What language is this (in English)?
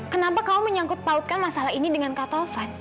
Indonesian